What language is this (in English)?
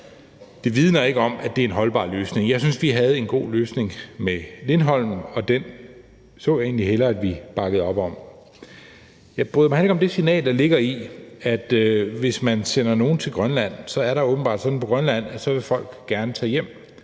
Danish